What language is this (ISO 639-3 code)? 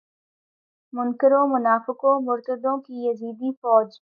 urd